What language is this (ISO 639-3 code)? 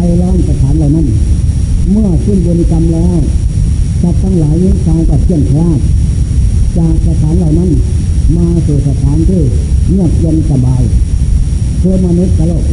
tha